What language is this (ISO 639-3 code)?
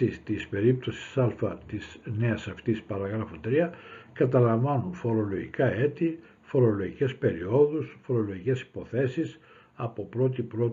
ell